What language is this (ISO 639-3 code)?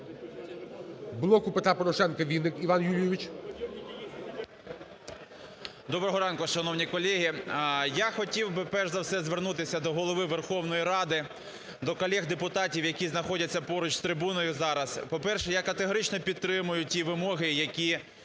ukr